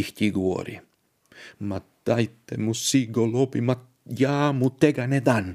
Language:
Croatian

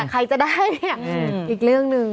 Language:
Thai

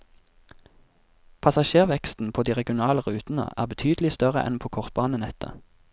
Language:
Norwegian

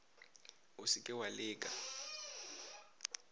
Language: Northern Sotho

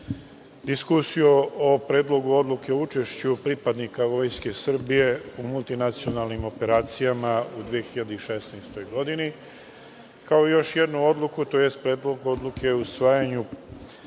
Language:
Serbian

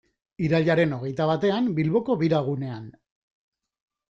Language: Basque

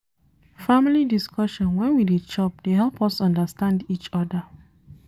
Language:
Nigerian Pidgin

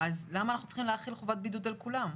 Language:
Hebrew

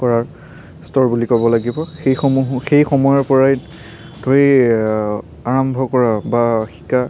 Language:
Assamese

